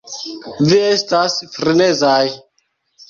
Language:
Esperanto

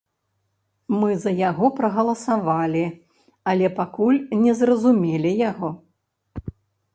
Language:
Belarusian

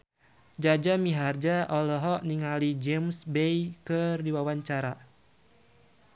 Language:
Sundanese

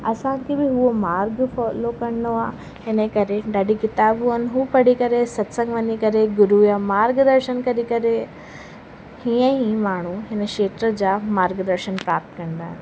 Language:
Sindhi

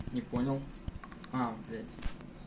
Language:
Russian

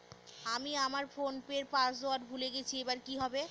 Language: Bangla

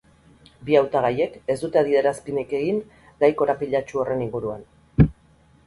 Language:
Basque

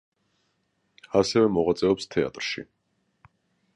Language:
Georgian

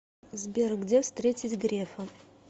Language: Russian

